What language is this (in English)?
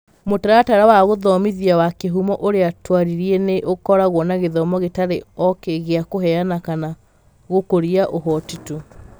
Kikuyu